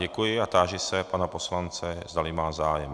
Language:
Czech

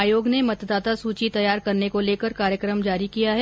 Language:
Hindi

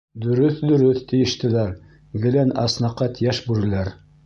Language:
Bashkir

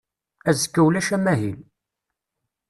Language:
Kabyle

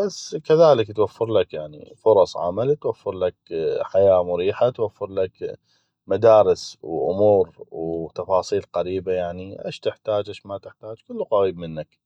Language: North Mesopotamian Arabic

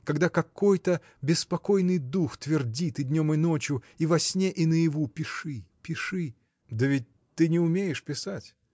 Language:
Russian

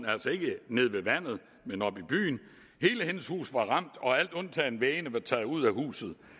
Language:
Danish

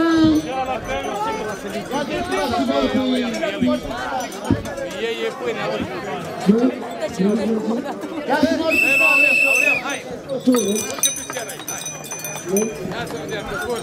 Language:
Romanian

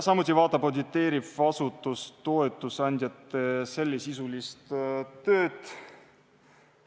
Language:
Estonian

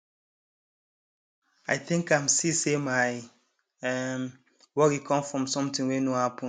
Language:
Nigerian Pidgin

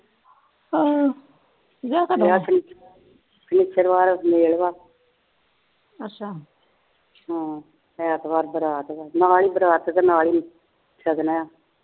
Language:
Punjabi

